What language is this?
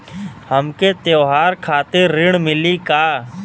Bhojpuri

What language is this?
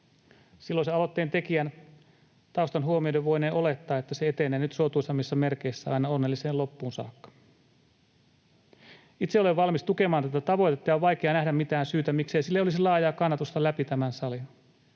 Finnish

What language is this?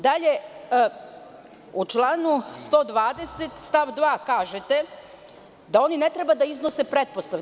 Serbian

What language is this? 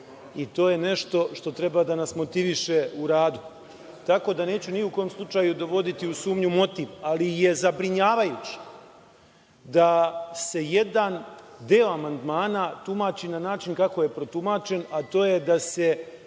Serbian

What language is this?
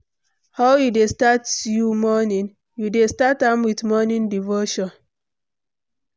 Nigerian Pidgin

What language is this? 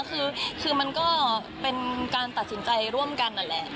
Thai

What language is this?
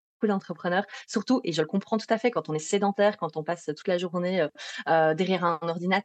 French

